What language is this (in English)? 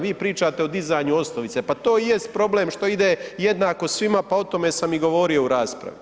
Croatian